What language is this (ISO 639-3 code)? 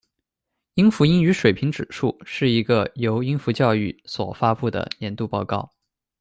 zho